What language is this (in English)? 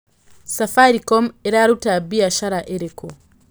Kikuyu